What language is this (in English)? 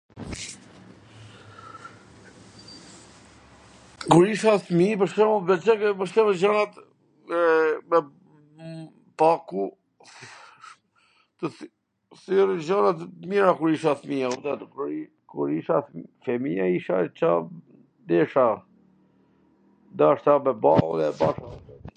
Gheg Albanian